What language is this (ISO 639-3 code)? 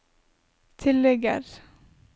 nor